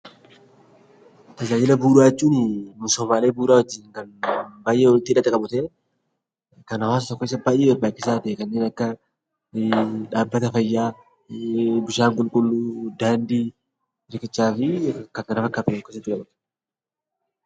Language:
Oromo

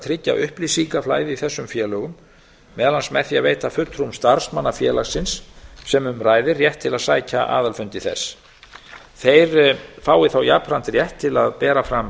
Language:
Icelandic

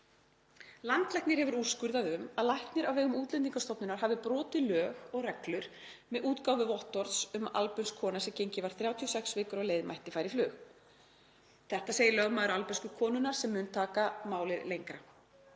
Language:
Icelandic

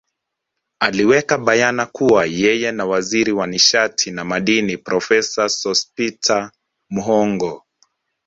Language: Swahili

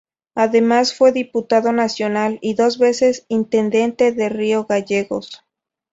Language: Spanish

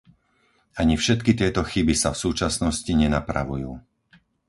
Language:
Slovak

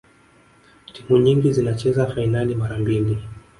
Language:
Swahili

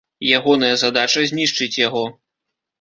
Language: Belarusian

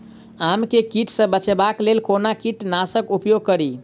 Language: Maithili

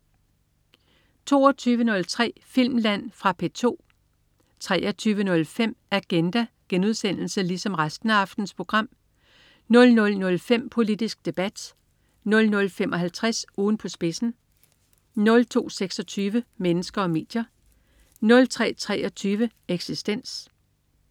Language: Danish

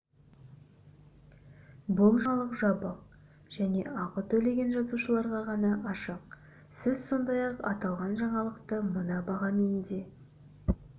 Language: Kazakh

